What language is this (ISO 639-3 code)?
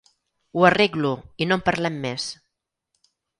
cat